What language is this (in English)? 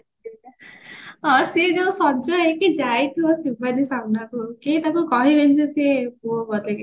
Odia